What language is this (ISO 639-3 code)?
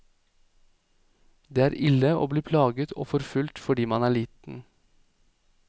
nor